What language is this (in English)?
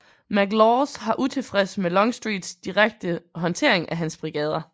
Danish